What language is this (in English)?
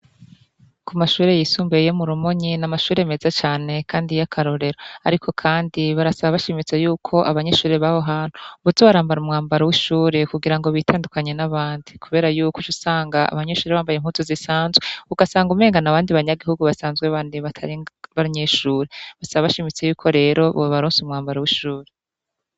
Rundi